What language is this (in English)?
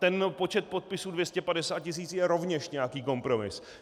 Czech